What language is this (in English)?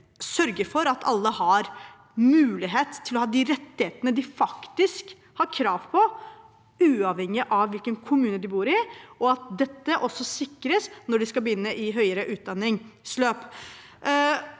Norwegian